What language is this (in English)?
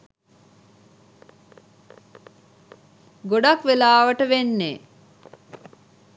Sinhala